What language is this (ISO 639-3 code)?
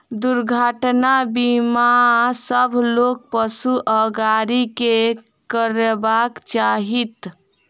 mai